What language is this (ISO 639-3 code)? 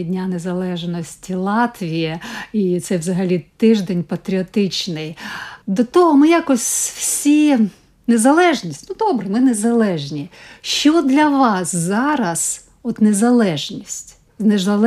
ukr